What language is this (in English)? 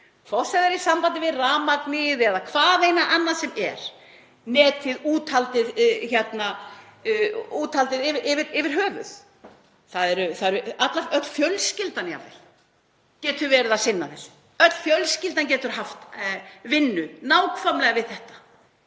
Icelandic